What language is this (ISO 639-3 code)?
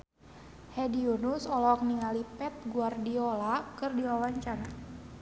sun